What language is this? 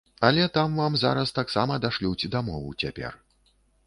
Belarusian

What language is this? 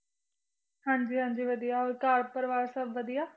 Punjabi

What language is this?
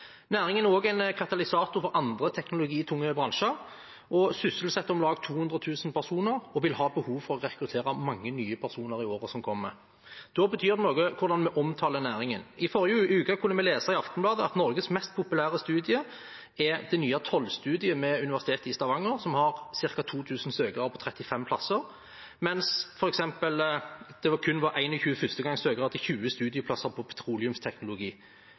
Norwegian Bokmål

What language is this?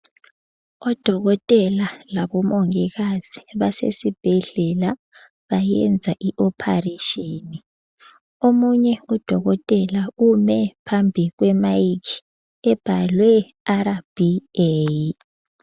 North Ndebele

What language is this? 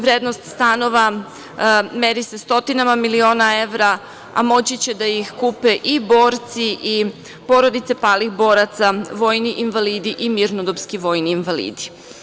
Serbian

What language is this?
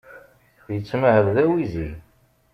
Kabyle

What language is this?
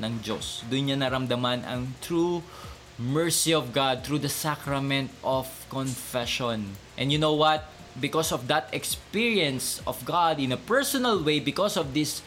Filipino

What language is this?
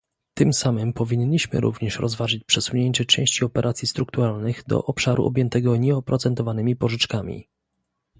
Polish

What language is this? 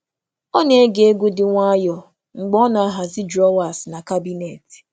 Igbo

